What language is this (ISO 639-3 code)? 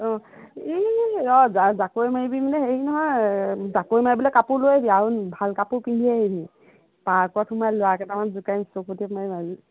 asm